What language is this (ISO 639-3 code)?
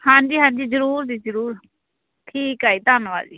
pan